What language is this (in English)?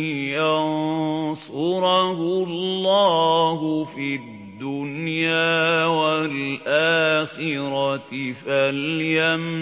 Arabic